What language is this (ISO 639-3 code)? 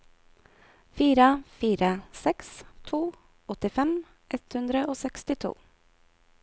nor